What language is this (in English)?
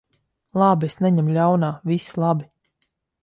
Latvian